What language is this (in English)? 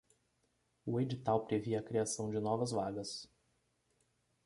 Portuguese